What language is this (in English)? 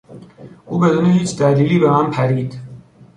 Persian